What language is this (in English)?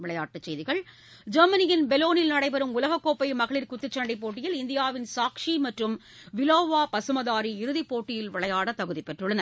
Tamil